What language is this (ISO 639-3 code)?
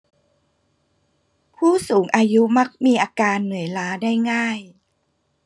tha